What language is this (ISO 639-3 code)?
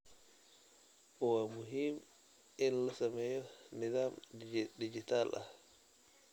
som